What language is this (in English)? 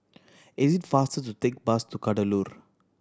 English